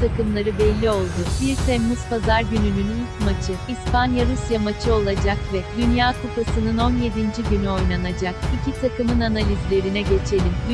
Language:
Turkish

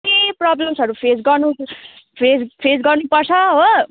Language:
Nepali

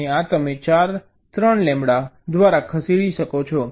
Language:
Gujarati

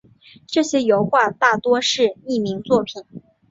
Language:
Chinese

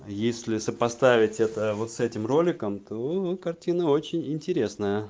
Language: Russian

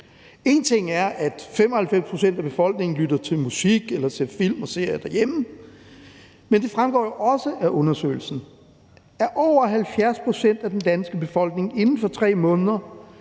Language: Danish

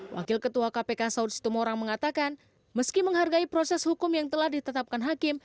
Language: Indonesian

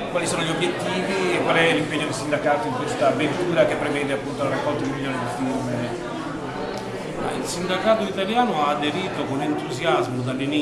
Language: Italian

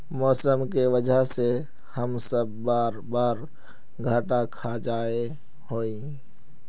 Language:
Magahi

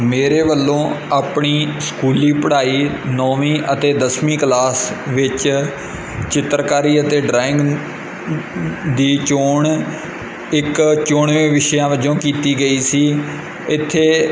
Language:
Punjabi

